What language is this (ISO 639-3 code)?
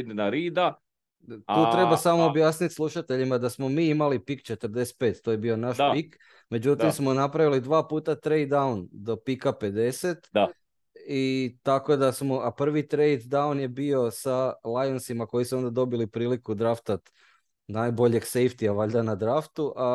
hrv